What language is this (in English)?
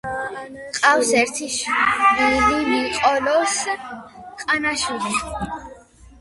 Georgian